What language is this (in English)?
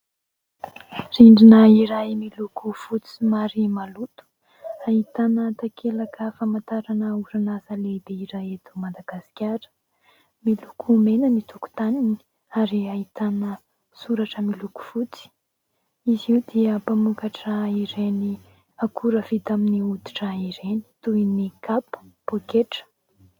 Malagasy